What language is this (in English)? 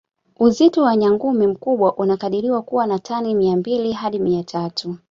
Swahili